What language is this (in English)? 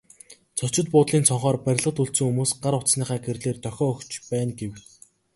Mongolian